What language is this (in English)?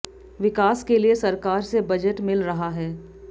Hindi